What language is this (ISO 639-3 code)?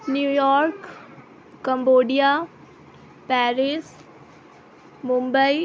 urd